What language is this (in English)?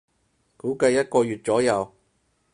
Cantonese